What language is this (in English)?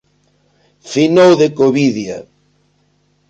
Galician